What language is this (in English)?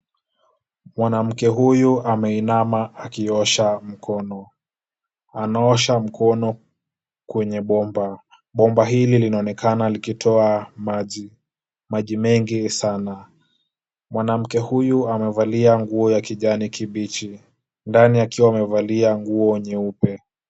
Swahili